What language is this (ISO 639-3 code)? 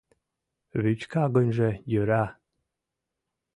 chm